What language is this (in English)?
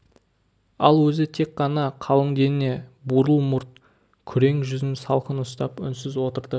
Kazakh